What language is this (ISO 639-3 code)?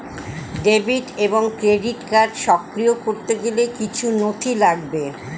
ben